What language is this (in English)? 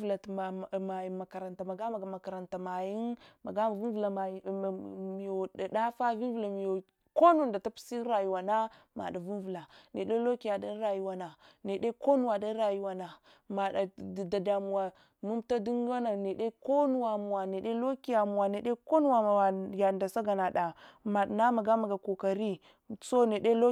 Hwana